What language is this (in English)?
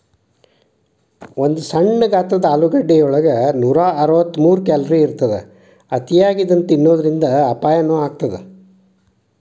Kannada